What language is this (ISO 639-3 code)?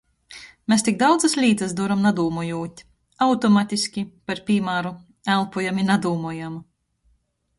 ltg